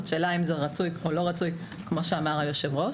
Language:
Hebrew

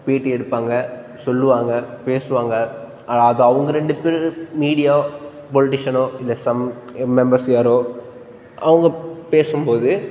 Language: Tamil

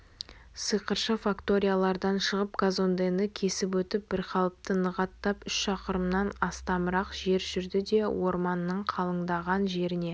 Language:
Kazakh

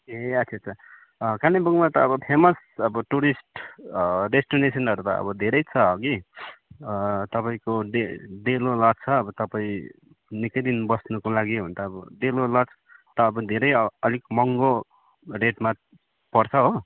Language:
Nepali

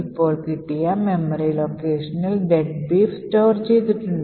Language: Malayalam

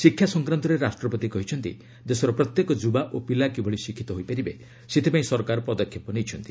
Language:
Odia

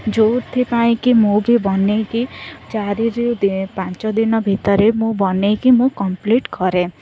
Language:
Odia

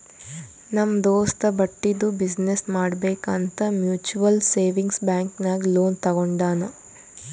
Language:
Kannada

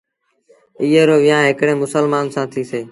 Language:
Sindhi Bhil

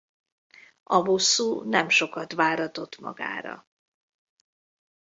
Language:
Hungarian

